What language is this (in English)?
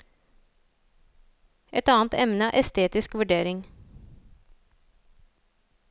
Norwegian